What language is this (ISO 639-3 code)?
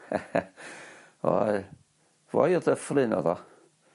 cym